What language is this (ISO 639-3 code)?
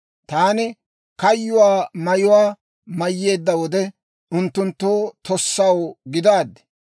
dwr